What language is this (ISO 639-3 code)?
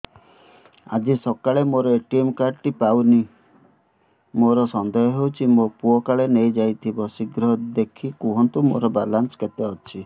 ori